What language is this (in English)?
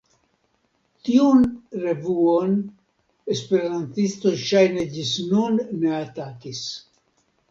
Esperanto